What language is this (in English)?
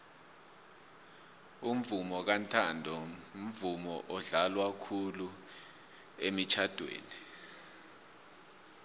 South Ndebele